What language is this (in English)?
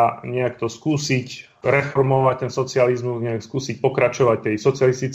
Slovak